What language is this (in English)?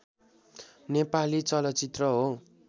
Nepali